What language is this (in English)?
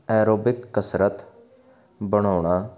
Punjabi